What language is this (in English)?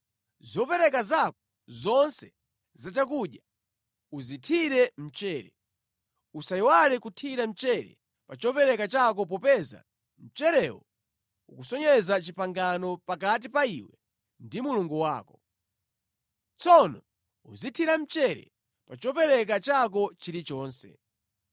Nyanja